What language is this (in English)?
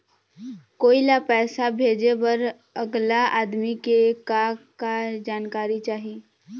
Chhattisgarhi